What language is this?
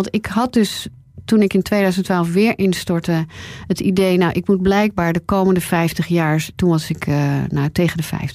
Dutch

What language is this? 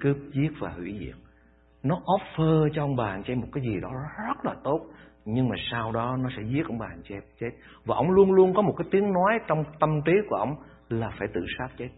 Vietnamese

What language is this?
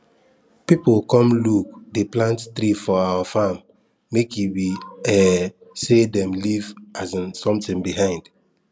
Nigerian Pidgin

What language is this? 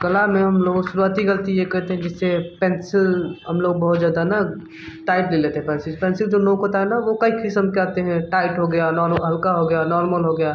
Hindi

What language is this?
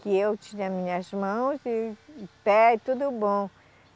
Portuguese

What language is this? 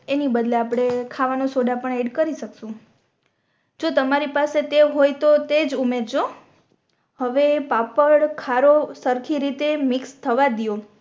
Gujarati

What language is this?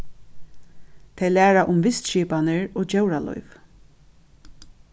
Faroese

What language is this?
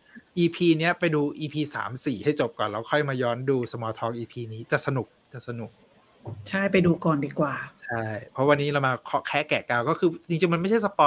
Thai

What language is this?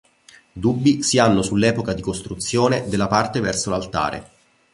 Italian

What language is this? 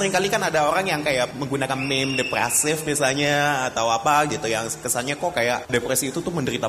Indonesian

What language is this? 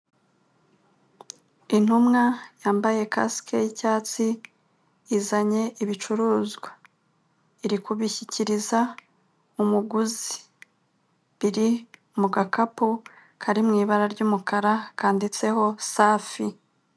Kinyarwanda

